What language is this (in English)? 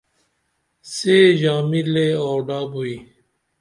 Dameli